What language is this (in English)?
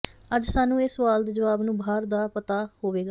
Punjabi